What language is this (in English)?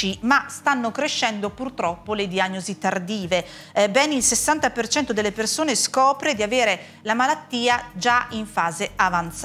Italian